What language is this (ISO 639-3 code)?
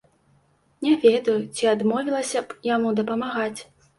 bel